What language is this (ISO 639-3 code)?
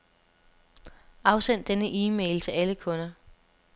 dan